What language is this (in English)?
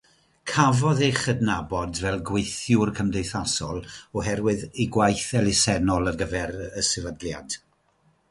Welsh